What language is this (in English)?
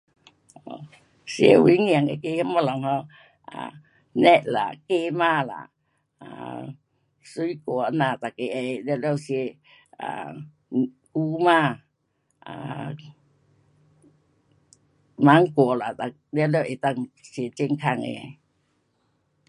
Pu-Xian Chinese